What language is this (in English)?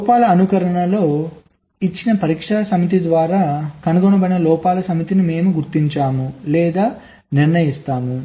Telugu